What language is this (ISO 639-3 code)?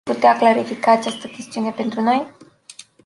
ron